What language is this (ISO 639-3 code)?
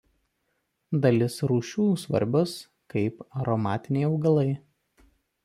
lit